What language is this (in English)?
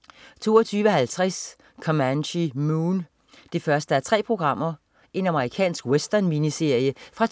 Danish